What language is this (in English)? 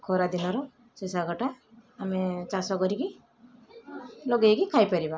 Odia